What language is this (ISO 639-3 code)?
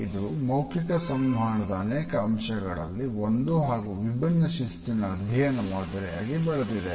kan